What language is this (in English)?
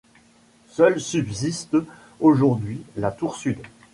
French